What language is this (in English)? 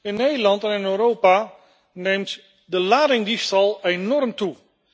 Dutch